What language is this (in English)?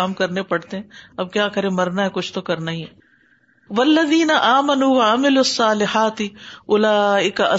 Urdu